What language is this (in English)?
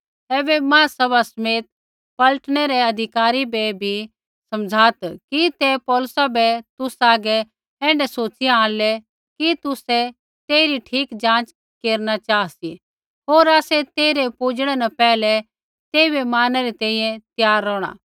Kullu Pahari